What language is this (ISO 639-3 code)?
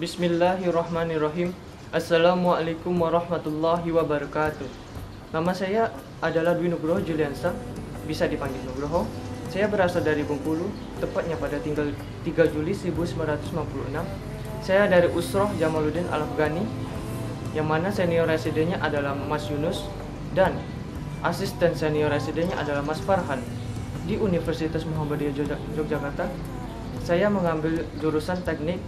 ind